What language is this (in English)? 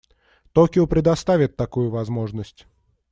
Russian